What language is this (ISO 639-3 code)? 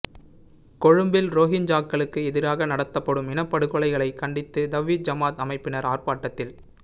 tam